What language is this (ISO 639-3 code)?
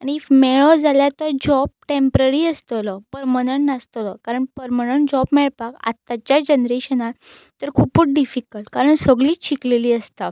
kok